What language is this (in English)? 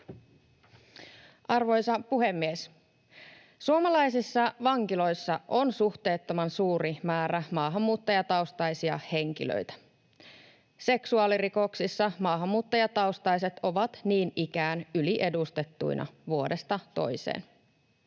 Finnish